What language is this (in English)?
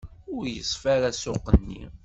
Kabyle